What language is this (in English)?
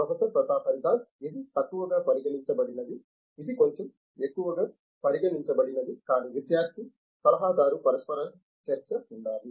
Telugu